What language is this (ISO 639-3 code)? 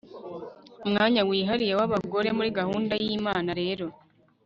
kin